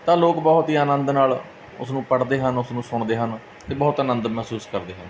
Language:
Punjabi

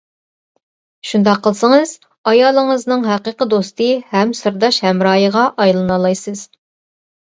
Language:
Uyghur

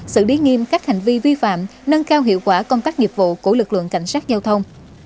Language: Vietnamese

